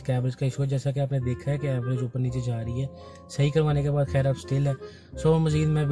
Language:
Urdu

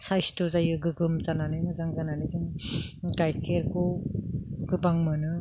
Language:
Bodo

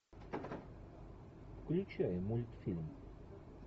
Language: Russian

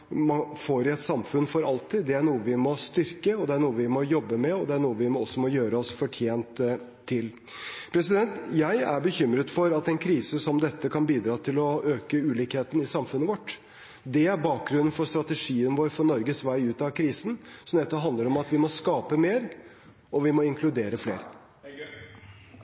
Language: Norwegian Bokmål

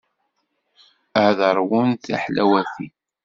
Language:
Kabyle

